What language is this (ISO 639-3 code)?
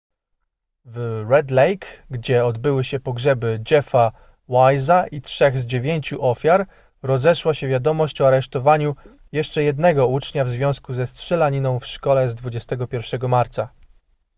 pol